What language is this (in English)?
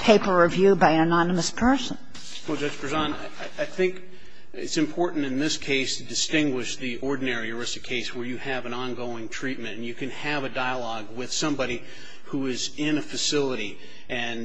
English